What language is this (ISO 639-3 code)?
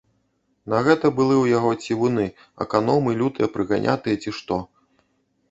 bel